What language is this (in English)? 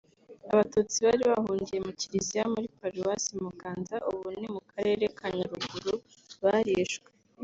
Kinyarwanda